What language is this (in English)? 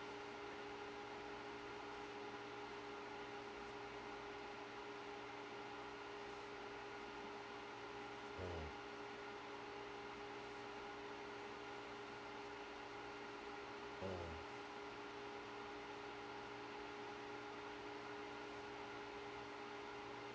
English